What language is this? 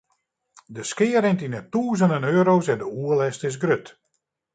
Western Frisian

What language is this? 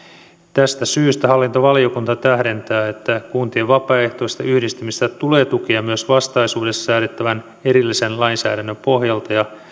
Finnish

